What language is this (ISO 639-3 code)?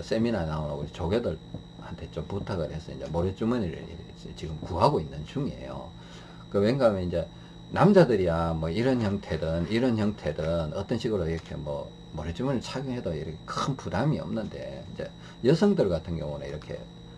kor